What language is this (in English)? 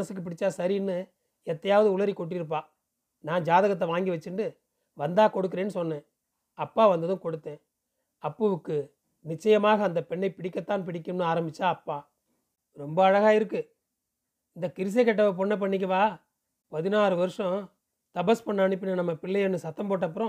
Tamil